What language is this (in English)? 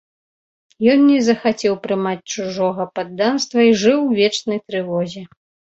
Belarusian